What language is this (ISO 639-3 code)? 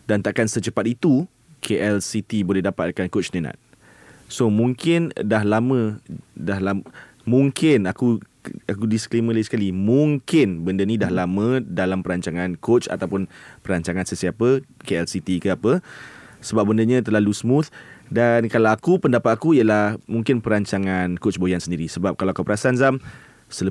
msa